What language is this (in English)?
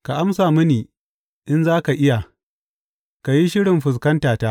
Hausa